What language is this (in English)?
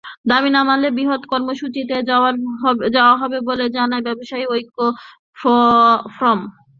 Bangla